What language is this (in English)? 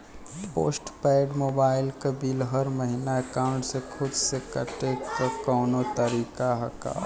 Bhojpuri